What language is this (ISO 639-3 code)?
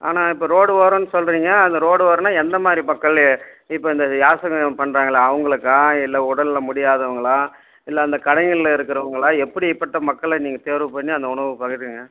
tam